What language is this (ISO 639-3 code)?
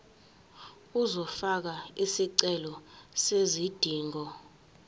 zul